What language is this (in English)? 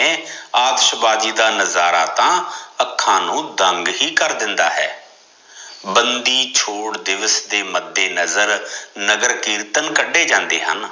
Punjabi